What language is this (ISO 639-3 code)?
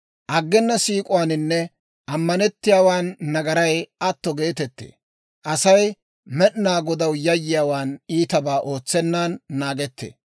dwr